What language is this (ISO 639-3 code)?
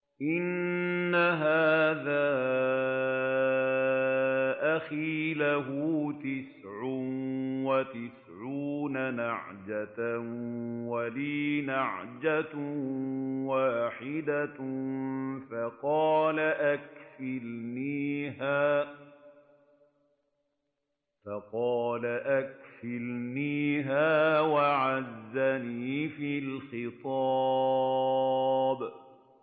ara